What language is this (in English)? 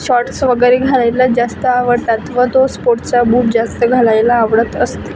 Marathi